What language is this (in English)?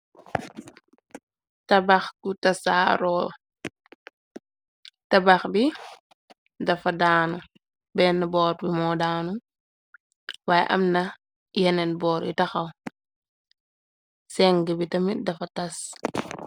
Wolof